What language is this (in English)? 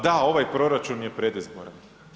Croatian